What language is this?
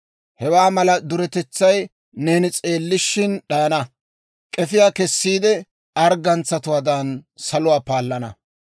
Dawro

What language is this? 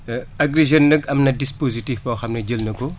Wolof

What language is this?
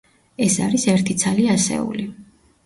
Georgian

